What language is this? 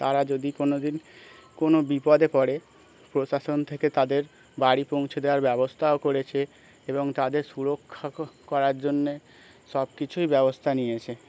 Bangla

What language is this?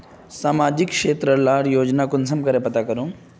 Magahi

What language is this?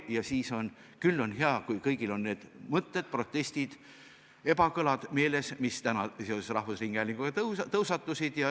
Estonian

